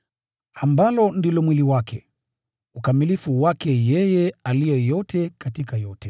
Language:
Swahili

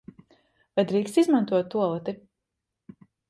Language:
Latvian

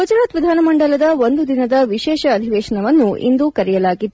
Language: Kannada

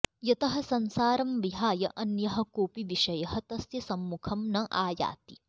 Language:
Sanskrit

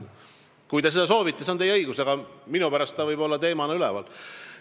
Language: Estonian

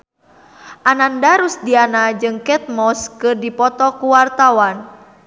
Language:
Sundanese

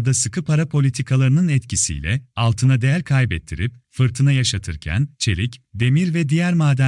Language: Turkish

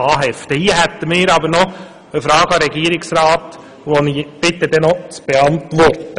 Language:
Swiss German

